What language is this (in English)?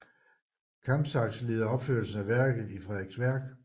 Danish